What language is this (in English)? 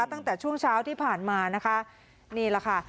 Thai